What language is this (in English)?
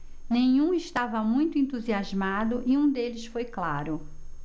Portuguese